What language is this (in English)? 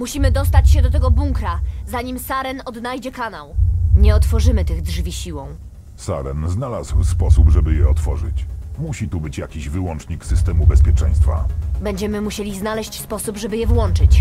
Polish